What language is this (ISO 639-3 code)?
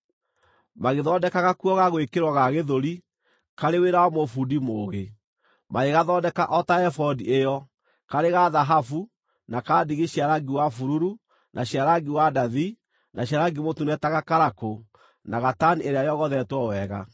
kik